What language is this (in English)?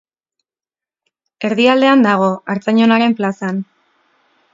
Basque